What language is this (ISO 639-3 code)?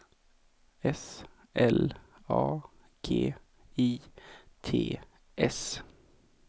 swe